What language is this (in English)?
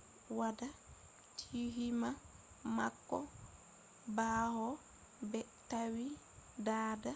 Fula